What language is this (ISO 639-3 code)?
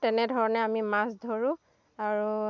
asm